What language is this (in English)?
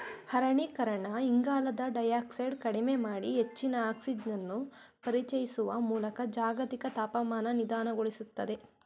Kannada